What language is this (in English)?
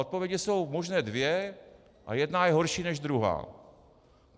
Czech